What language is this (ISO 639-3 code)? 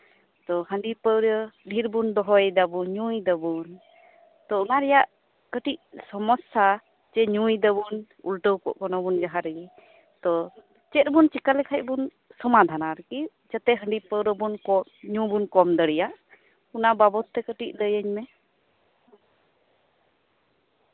sat